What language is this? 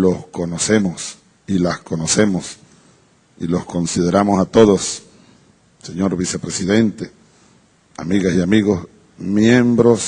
Spanish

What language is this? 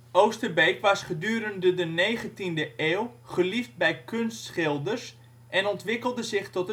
Dutch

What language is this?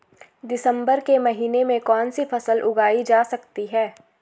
Hindi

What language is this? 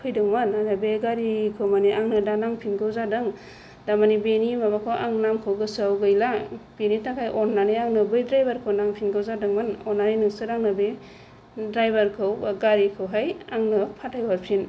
Bodo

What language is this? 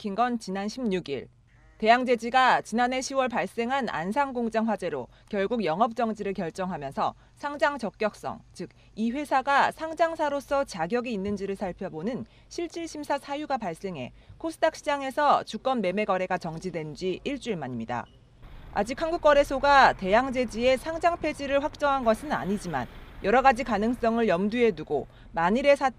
Korean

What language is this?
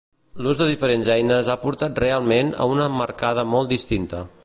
Catalan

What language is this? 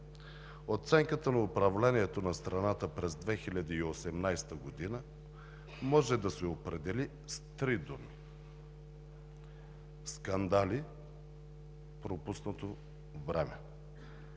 Bulgarian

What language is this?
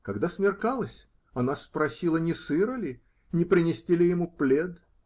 Russian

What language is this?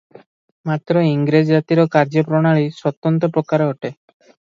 Odia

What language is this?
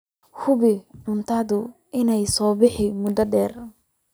Somali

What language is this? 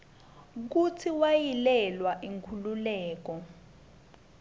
Swati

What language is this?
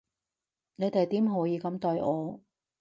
Cantonese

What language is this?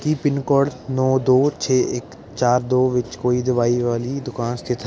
Punjabi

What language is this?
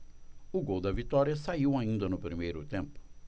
Portuguese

